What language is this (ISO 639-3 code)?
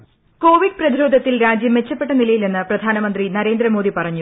mal